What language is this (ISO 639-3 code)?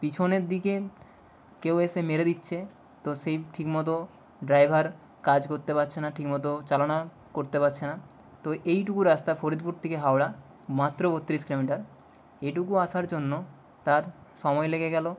ben